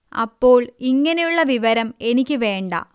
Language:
Malayalam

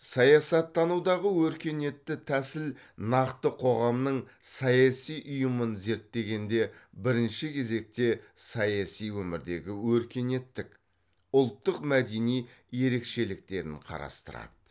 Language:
Kazakh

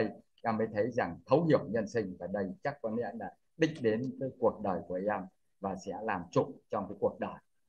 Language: Vietnamese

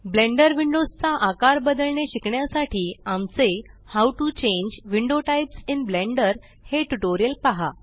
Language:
Marathi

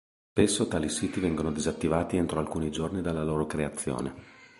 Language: Italian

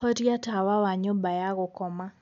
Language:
Kikuyu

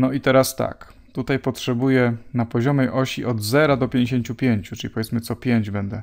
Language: Polish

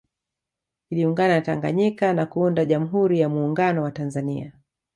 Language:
Swahili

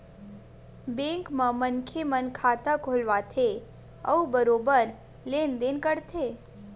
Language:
Chhattisgarhi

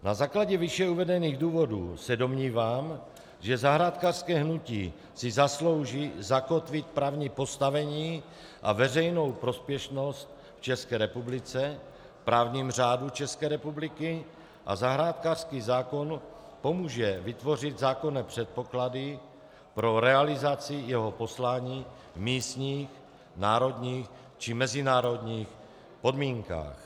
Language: Czech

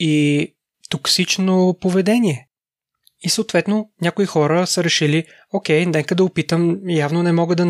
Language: Bulgarian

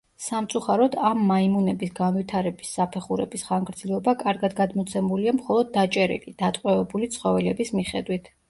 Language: Georgian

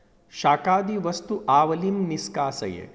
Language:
Sanskrit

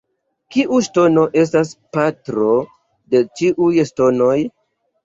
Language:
Esperanto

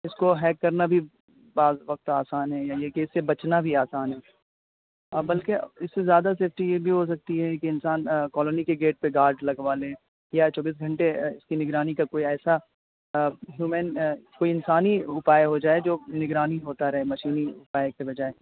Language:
Urdu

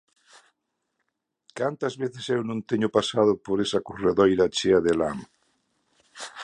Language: Galician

